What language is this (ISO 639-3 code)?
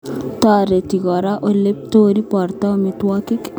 kln